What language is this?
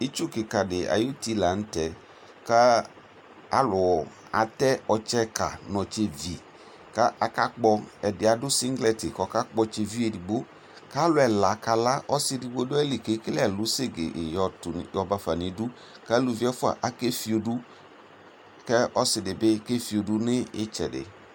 Ikposo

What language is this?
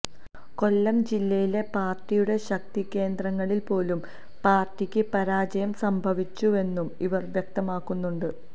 Malayalam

